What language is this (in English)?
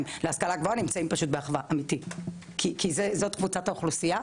Hebrew